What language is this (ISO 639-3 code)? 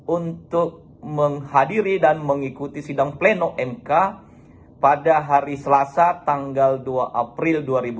ind